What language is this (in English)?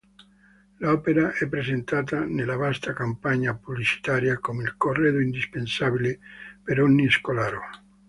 Italian